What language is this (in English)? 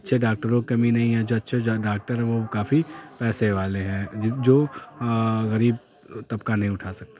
Urdu